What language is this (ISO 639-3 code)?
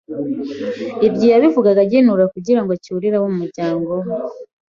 kin